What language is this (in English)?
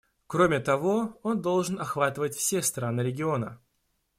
Russian